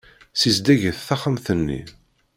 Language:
Kabyle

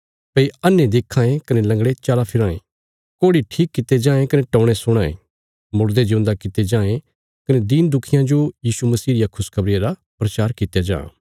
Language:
Bilaspuri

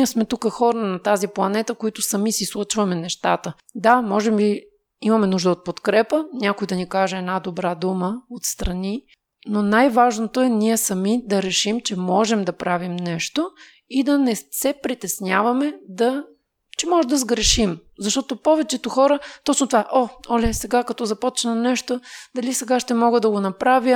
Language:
Bulgarian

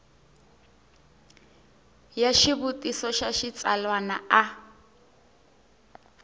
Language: Tsonga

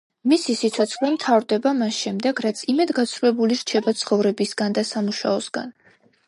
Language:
Georgian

